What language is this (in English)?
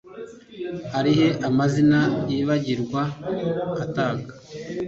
Kinyarwanda